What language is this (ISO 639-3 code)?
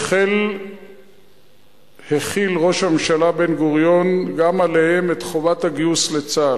heb